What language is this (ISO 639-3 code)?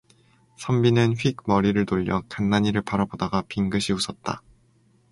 kor